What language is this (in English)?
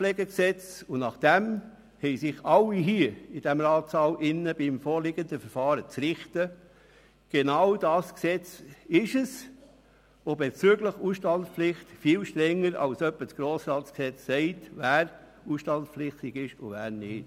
Swiss German